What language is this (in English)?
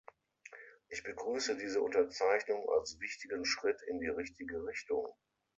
German